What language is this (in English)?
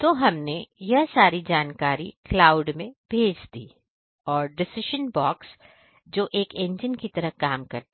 Hindi